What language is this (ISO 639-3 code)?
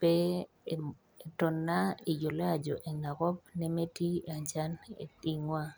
mas